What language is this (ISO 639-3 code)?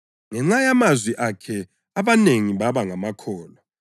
nde